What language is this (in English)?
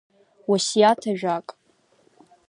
Abkhazian